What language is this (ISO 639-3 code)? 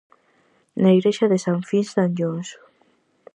glg